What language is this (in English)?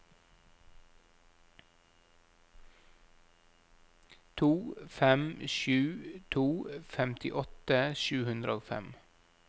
Norwegian